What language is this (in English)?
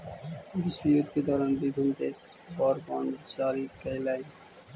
Magahi